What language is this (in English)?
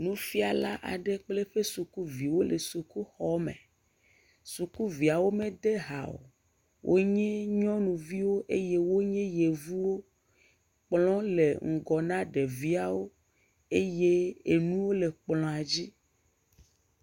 Ewe